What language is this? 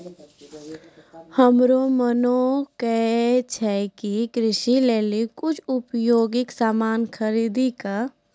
Maithili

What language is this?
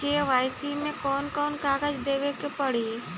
Bhojpuri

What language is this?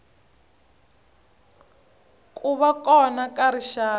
Tsonga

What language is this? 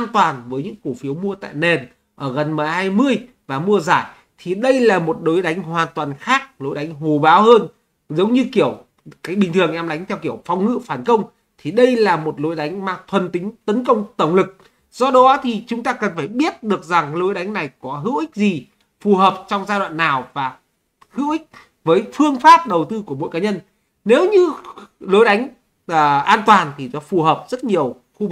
Vietnamese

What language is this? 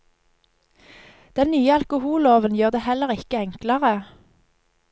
Norwegian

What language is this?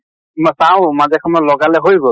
Assamese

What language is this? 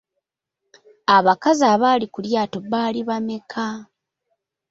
Ganda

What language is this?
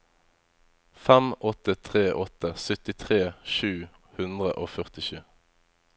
Norwegian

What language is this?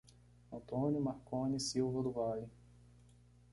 Portuguese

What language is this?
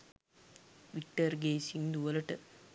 Sinhala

